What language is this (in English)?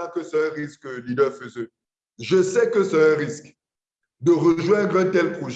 French